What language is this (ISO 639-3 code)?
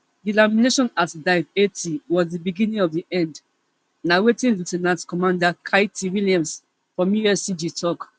pcm